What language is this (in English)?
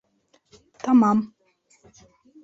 Bashkir